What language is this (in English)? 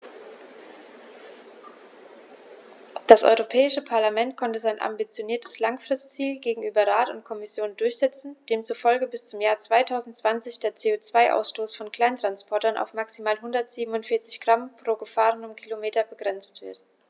German